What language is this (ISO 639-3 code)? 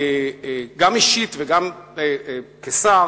heb